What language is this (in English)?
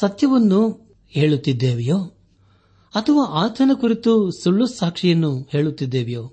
Kannada